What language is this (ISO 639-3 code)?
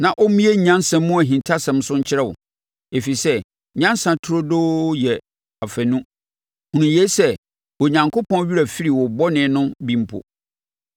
aka